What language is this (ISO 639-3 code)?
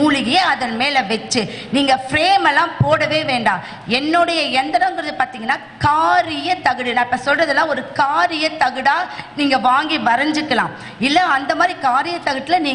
tam